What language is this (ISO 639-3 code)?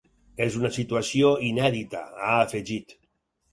cat